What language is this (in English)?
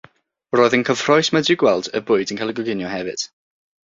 Welsh